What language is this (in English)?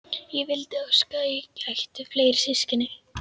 Icelandic